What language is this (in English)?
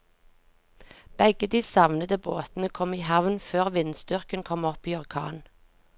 Norwegian